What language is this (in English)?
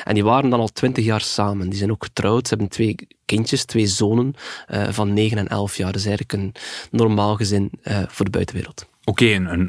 Dutch